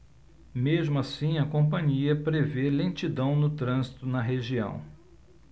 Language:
Portuguese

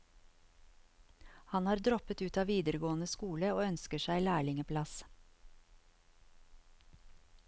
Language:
Norwegian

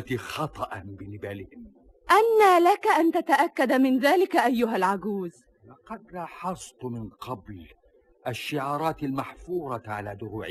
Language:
Arabic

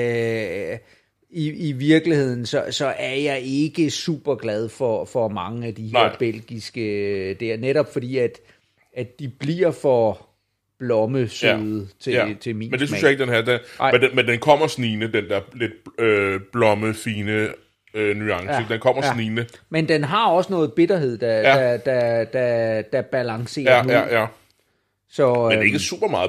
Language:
Danish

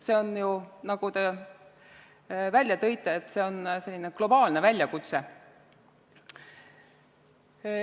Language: Estonian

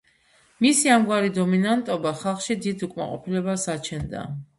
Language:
Georgian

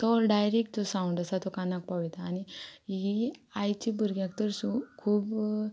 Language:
Konkani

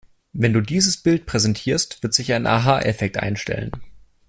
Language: German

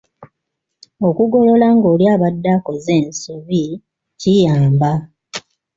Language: Ganda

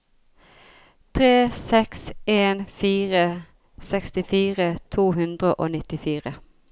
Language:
Norwegian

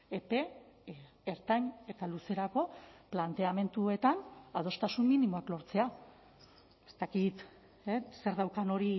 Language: Basque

